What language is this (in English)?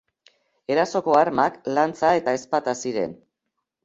Basque